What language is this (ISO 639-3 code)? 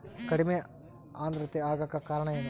kan